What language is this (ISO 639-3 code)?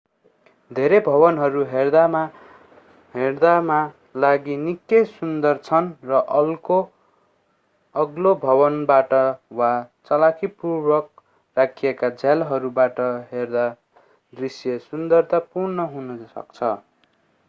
nep